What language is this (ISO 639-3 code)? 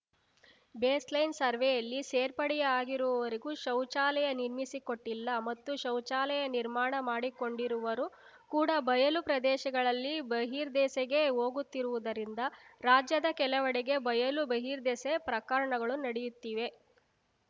kan